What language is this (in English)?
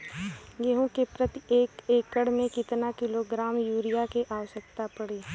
Bhojpuri